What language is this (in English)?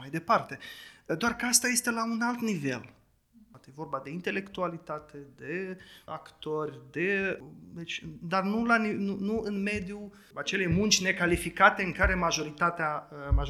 Romanian